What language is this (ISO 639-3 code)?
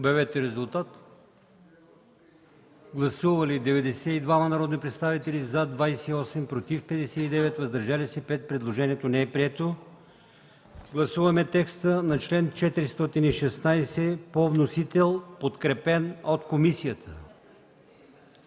bul